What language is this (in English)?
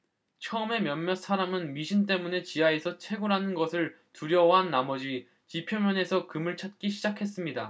Korean